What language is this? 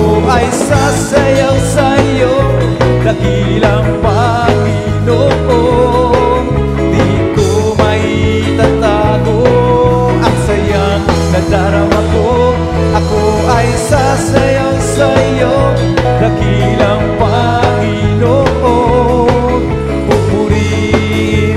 Indonesian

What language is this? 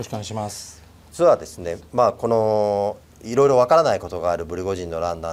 Japanese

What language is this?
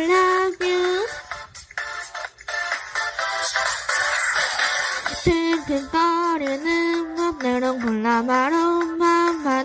Korean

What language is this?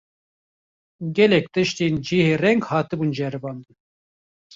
Kurdish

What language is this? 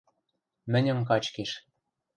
Western Mari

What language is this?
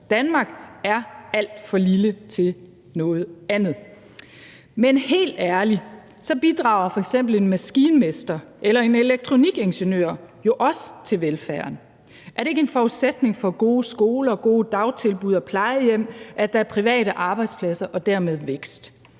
Danish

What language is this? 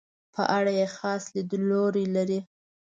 Pashto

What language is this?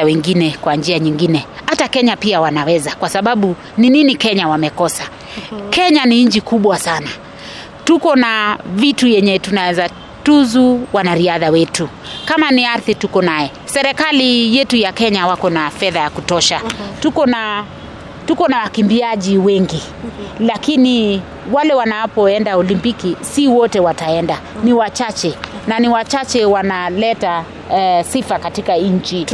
Swahili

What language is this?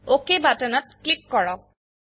Assamese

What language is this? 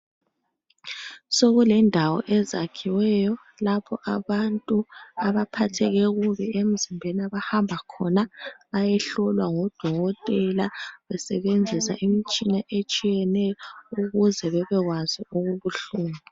North Ndebele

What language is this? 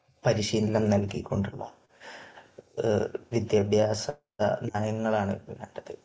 Malayalam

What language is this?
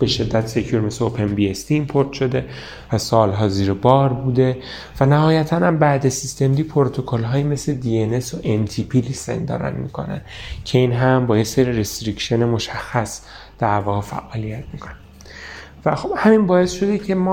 Persian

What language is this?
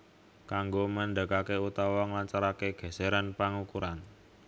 Javanese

